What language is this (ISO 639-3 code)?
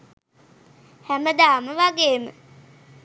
sin